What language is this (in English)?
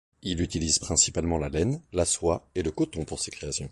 French